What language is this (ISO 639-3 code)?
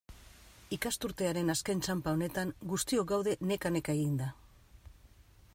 eus